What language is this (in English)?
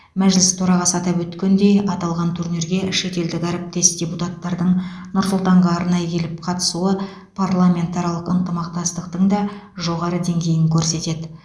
Kazakh